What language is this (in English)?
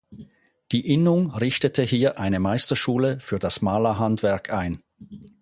German